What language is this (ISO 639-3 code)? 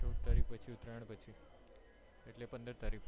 guj